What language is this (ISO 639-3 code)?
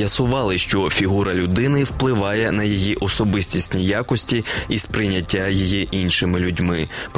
ukr